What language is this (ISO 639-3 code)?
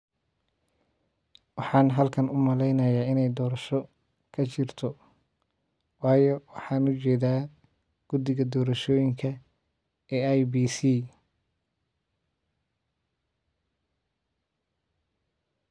som